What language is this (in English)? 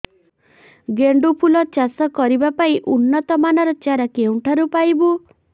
Odia